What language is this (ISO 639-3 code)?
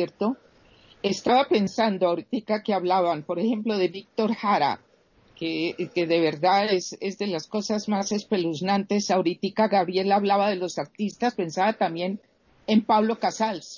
spa